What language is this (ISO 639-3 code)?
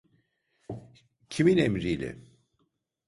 tur